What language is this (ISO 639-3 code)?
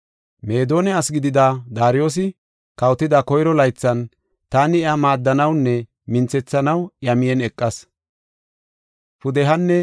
gof